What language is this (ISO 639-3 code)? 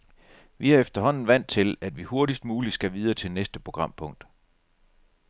dan